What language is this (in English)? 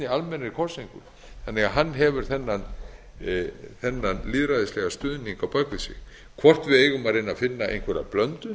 Icelandic